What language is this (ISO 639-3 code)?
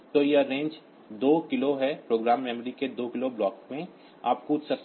hin